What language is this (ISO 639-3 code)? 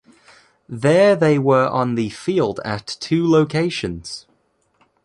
eng